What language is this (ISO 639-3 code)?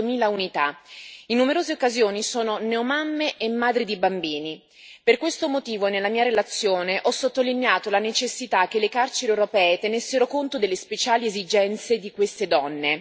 ita